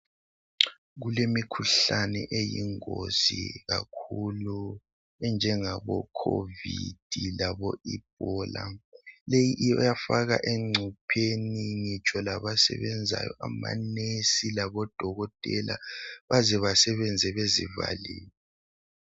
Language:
North Ndebele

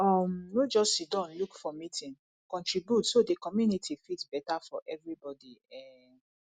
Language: Nigerian Pidgin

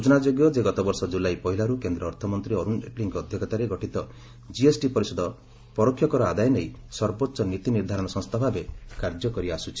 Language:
Odia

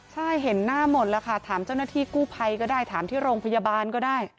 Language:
Thai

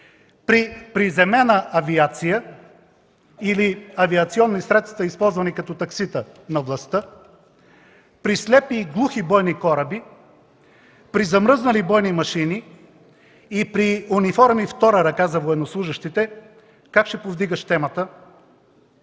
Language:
Bulgarian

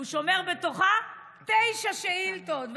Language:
Hebrew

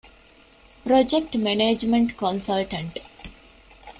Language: Divehi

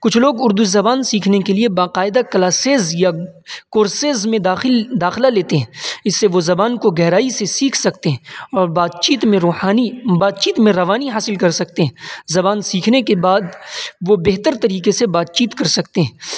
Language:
Urdu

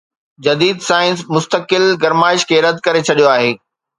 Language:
Sindhi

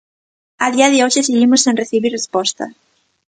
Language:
Galician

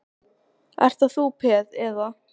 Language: Icelandic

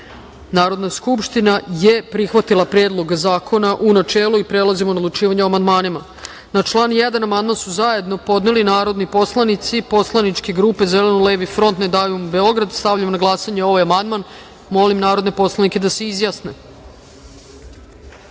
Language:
Serbian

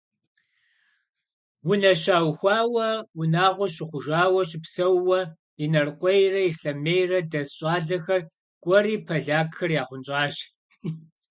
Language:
Kabardian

